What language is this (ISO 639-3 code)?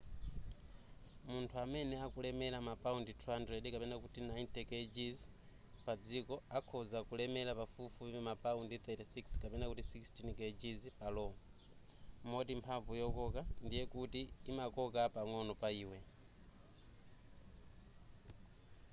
nya